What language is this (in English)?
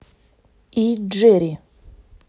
Russian